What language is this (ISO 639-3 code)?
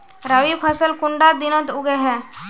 mag